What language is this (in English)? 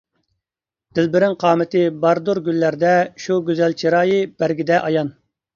Uyghur